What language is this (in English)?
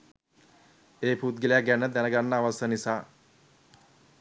Sinhala